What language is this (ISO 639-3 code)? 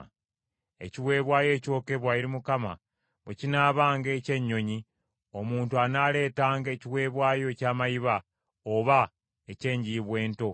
lug